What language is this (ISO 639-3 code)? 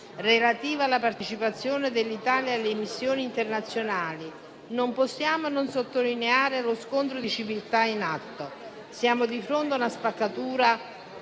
ita